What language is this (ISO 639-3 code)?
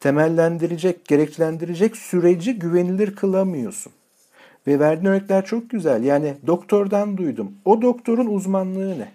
tur